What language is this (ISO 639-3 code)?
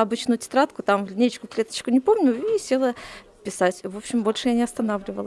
rus